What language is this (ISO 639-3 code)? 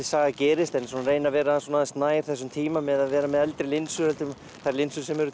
isl